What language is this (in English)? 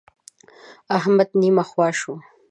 Pashto